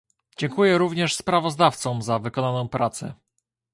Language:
Polish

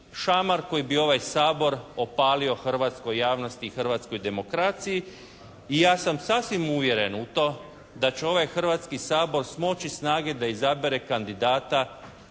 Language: Croatian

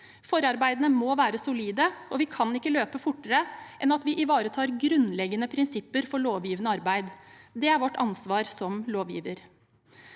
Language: Norwegian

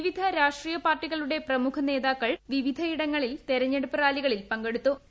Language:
Malayalam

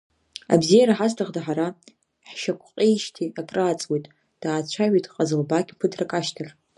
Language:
Abkhazian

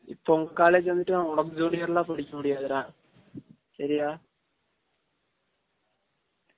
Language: Tamil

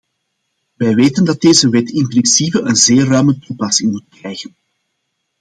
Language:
Dutch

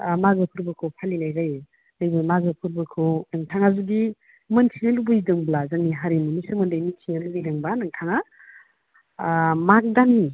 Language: Bodo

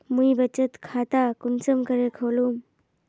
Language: Magahi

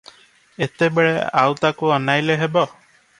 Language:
Odia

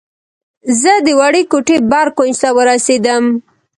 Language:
Pashto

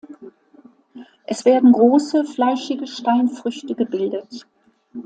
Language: German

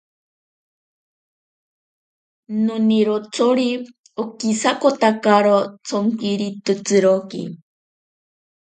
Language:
Ashéninka Perené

